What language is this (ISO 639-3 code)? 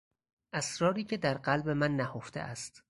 fas